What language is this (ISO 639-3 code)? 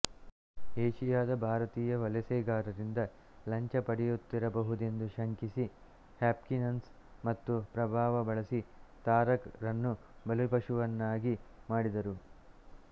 kan